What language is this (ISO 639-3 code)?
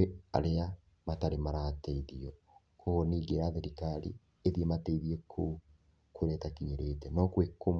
kik